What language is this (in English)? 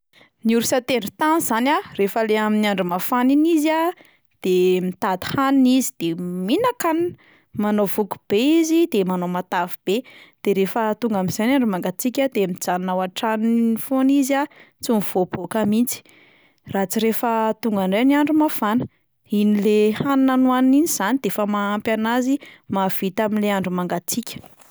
Malagasy